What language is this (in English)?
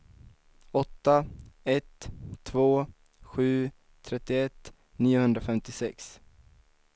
Swedish